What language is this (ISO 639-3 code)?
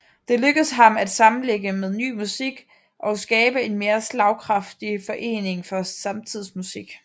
dan